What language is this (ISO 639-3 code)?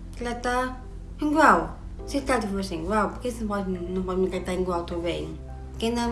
por